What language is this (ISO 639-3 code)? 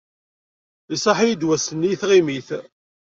kab